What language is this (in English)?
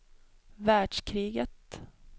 Swedish